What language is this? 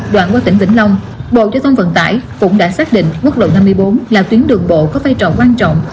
Vietnamese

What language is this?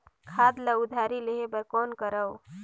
Chhattisgarhi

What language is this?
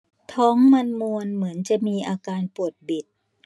Thai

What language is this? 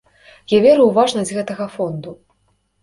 Belarusian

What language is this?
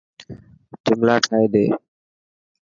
Dhatki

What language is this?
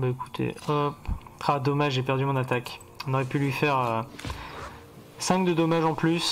French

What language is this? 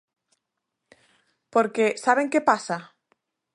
Galician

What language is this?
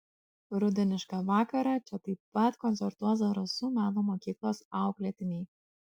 Lithuanian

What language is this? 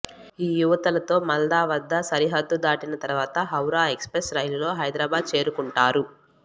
Telugu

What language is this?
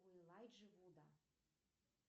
Russian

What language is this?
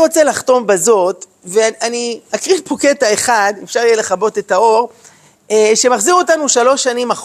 Hebrew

